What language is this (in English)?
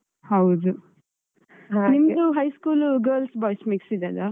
Kannada